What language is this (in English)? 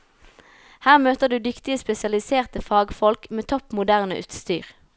Norwegian